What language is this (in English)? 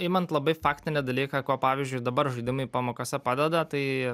Lithuanian